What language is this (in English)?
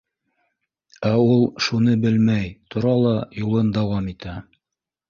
Bashkir